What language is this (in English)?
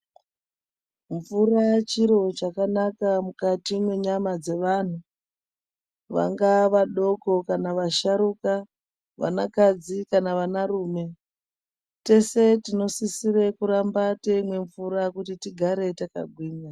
Ndau